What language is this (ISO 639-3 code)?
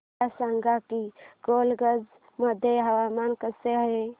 mar